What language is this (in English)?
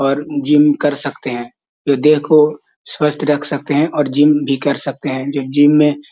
Magahi